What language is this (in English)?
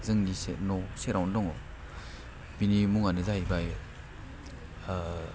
Bodo